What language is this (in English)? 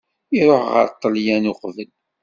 Kabyle